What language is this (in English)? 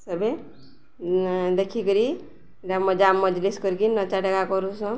Odia